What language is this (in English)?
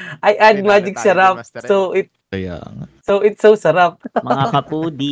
Filipino